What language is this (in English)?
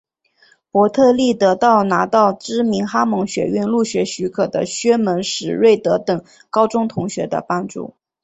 Chinese